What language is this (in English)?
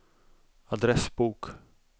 Swedish